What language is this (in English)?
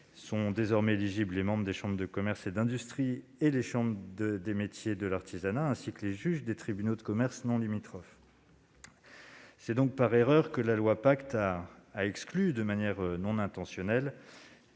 French